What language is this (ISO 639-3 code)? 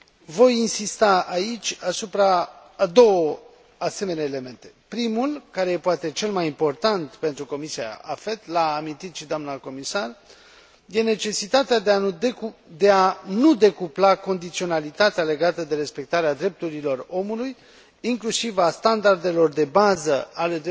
ron